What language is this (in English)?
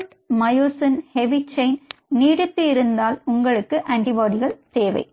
Tamil